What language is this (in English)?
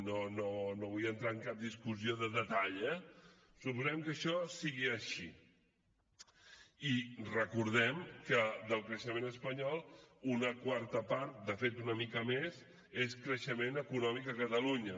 Catalan